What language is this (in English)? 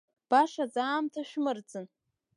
Abkhazian